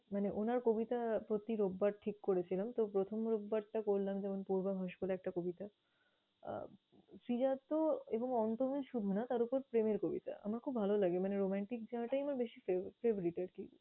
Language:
Bangla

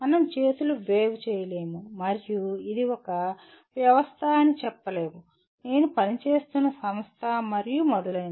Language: Telugu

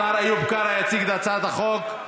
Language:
Hebrew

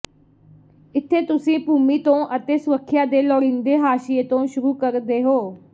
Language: Punjabi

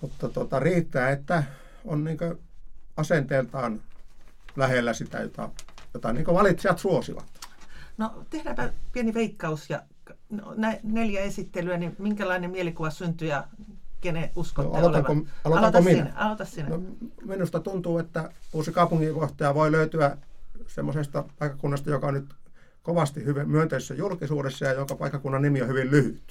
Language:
Finnish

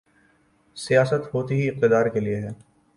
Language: Urdu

